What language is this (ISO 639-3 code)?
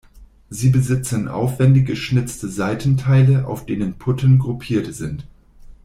deu